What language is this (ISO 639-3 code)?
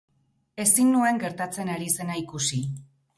eus